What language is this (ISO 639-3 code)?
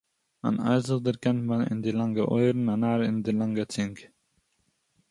yid